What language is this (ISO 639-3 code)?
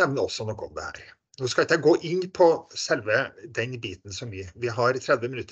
nor